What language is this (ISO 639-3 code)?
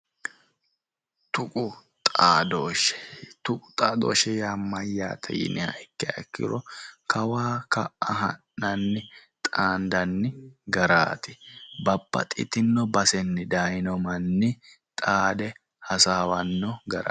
sid